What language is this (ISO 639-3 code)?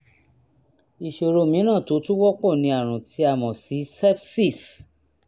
yor